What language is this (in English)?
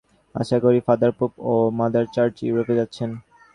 Bangla